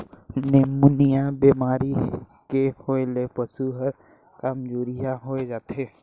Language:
Chhattisgarhi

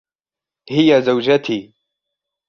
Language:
Arabic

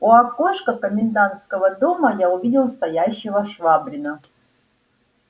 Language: Russian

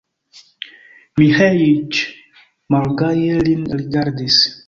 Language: Esperanto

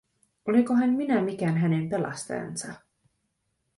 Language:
Finnish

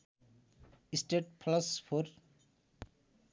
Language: Nepali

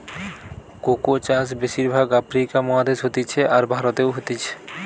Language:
Bangla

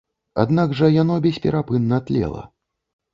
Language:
Belarusian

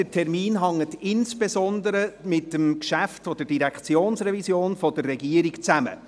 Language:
Swiss German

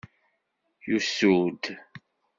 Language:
Kabyle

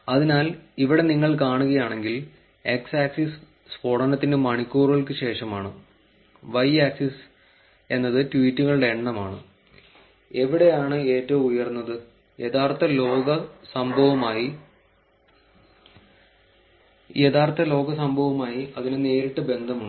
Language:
Malayalam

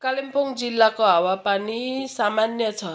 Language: Nepali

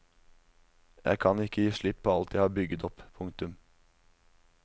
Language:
Norwegian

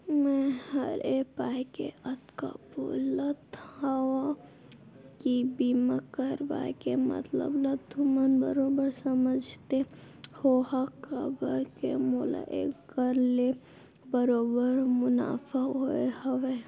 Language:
Chhattisgarhi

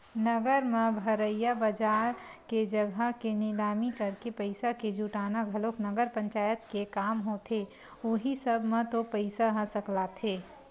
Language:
Chhattisgarhi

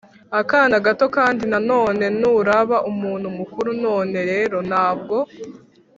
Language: Kinyarwanda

